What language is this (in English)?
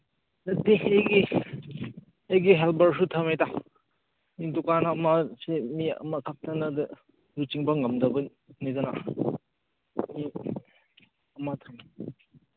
Manipuri